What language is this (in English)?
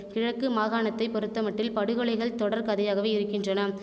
Tamil